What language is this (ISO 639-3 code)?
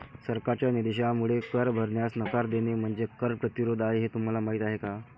mar